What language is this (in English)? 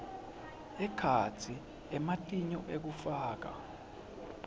Swati